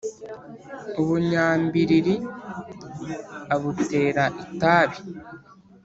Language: Kinyarwanda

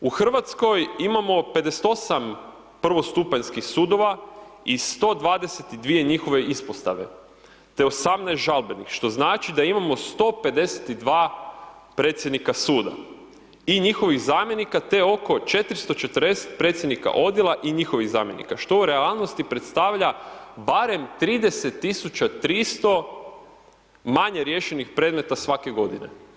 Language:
Croatian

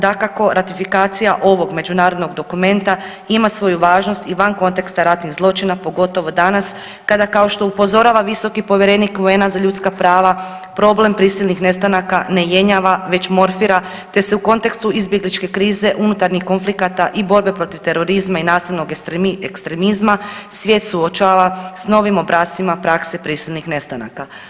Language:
Croatian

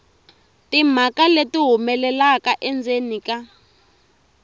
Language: Tsonga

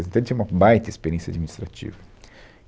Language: Portuguese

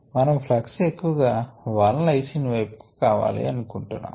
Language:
Telugu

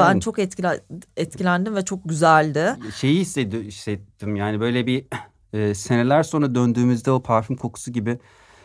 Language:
Turkish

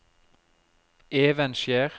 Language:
Norwegian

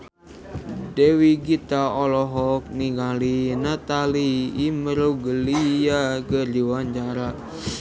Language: Sundanese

